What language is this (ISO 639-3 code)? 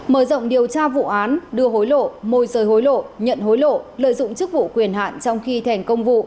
vie